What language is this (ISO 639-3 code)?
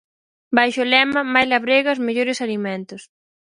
glg